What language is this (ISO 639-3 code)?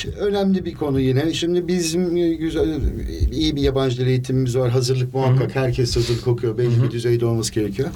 tur